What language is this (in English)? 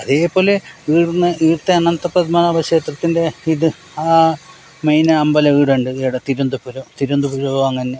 Malayalam